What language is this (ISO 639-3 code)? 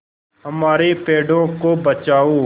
hin